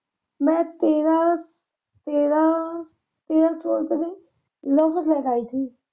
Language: Punjabi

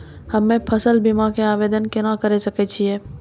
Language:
Maithili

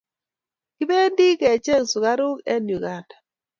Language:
Kalenjin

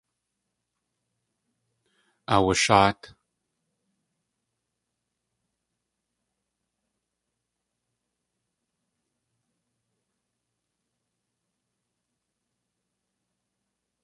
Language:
Tlingit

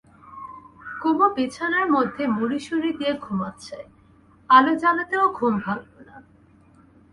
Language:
Bangla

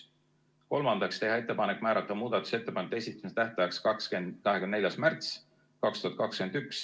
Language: Estonian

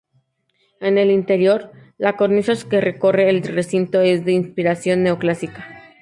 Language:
Spanish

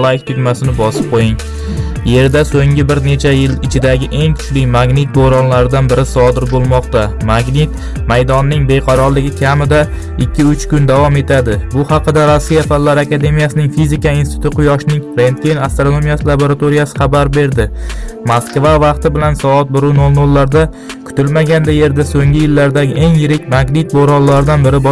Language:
Turkish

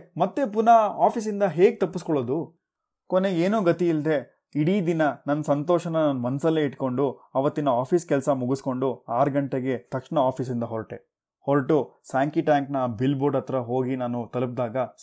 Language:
Kannada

